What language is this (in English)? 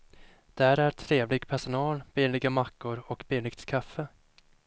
Swedish